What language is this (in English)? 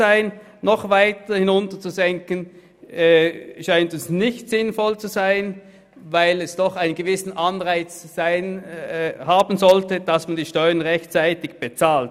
Swiss German